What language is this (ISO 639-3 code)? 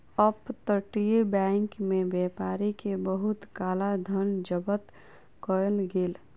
mai